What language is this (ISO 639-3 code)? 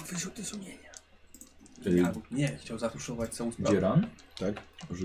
pol